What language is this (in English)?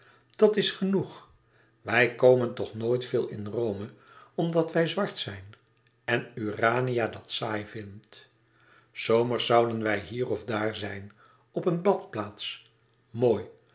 Dutch